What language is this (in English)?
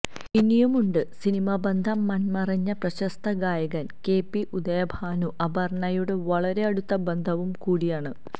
Malayalam